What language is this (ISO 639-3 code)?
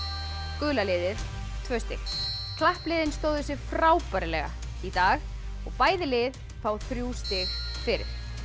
isl